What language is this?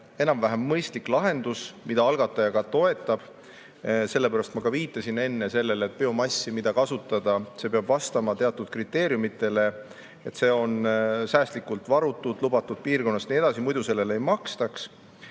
Estonian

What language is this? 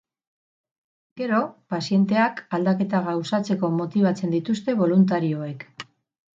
Basque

